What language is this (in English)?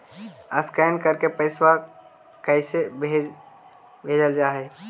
Magahi